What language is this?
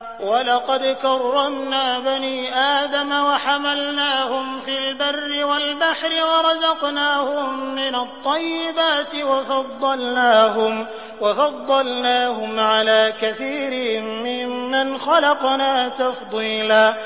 Arabic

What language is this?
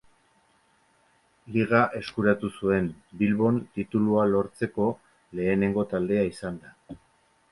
Basque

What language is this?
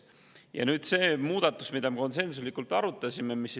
Estonian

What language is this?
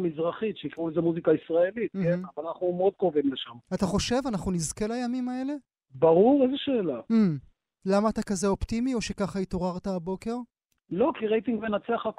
Hebrew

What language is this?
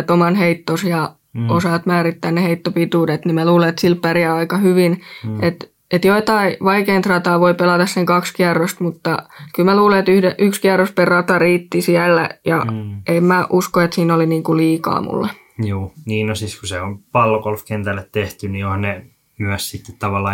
Finnish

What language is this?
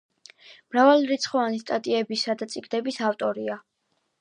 Georgian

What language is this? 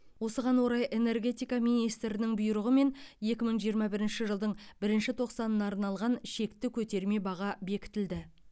Kazakh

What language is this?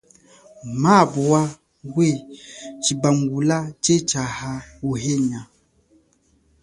Chokwe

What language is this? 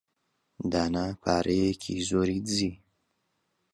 Central Kurdish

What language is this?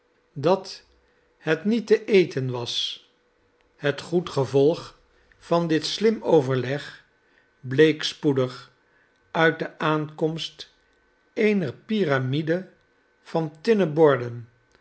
Dutch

